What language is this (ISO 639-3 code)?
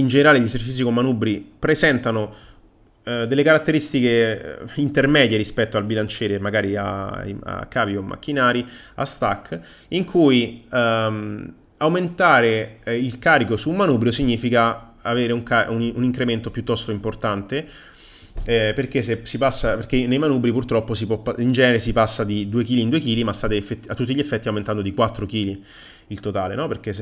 ita